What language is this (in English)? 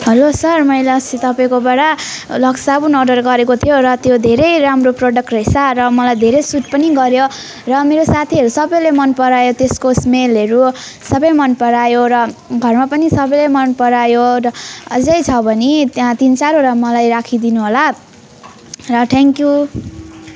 Nepali